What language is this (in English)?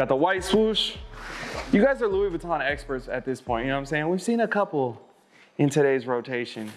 English